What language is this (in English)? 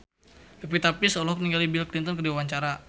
Sundanese